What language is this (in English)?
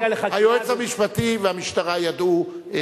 Hebrew